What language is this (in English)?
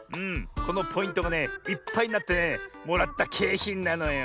Japanese